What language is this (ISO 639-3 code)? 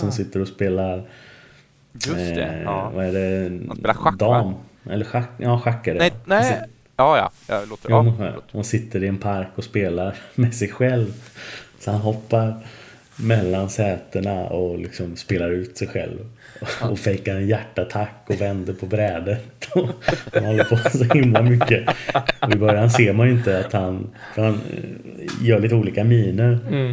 swe